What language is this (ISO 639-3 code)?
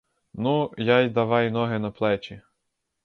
ukr